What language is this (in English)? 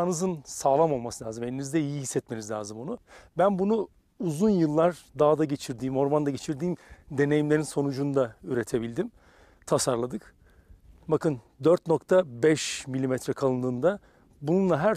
Turkish